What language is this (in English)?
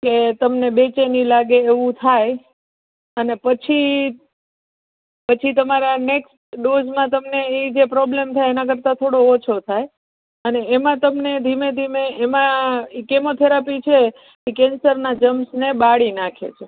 Gujarati